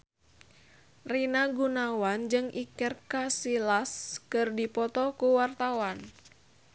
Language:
Sundanese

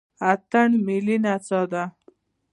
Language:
Pashto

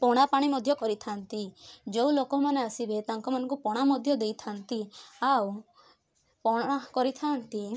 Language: Odia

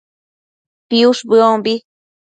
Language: Matsés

